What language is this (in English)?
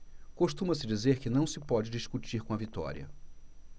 Portuguese